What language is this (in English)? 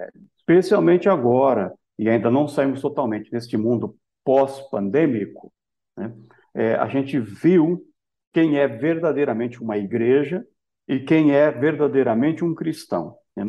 Portuguese